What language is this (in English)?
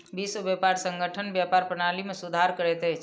Maithili